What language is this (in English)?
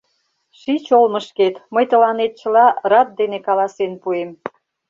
Mari